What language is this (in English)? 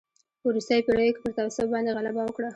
Pashto